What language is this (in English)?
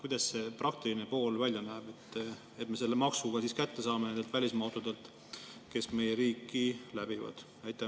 Estonian